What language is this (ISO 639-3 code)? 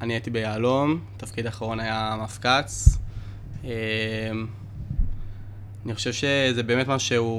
heb